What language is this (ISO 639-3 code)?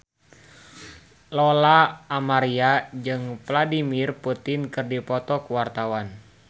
sun